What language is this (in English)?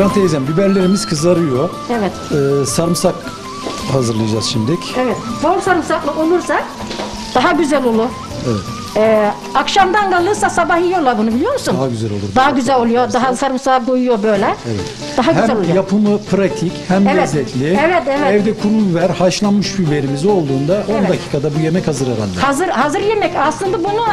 Turkish